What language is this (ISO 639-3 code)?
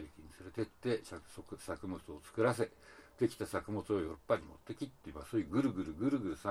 jpn